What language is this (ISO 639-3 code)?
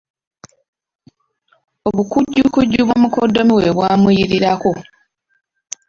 lug